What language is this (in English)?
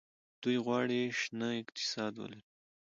Pashto